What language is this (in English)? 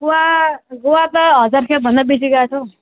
Nepali